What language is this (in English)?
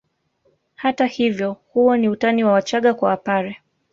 Swahili